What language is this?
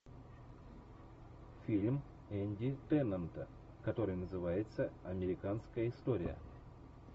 Russian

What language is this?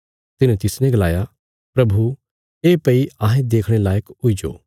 Bilaspuri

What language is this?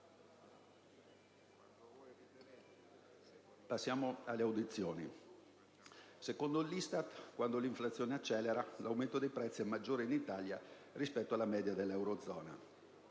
Italian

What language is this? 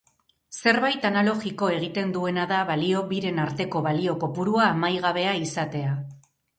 Basque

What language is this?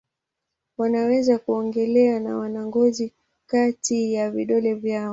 Swahili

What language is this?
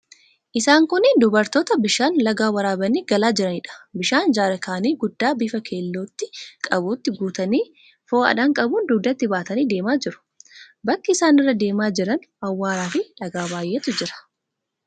Oromo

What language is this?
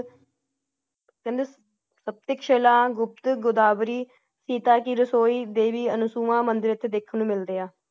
Punjabi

